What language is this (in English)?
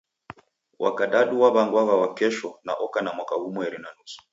Taita